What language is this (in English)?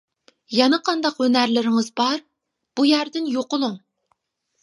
Uyghur